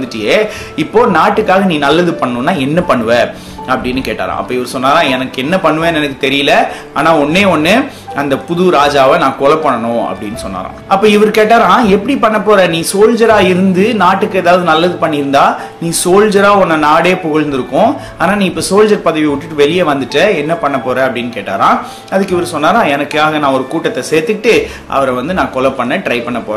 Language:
Tamil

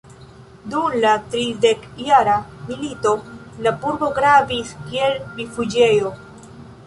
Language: Esperanto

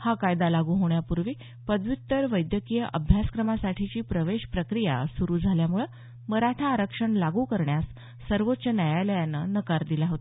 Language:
Marathi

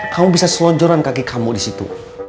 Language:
Indonesian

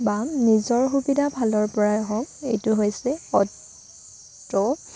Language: Assamese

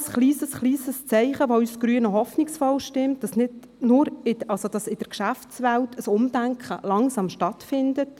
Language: Swiss German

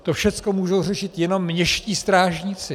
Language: Czech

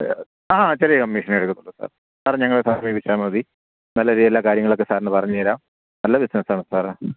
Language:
Malayalam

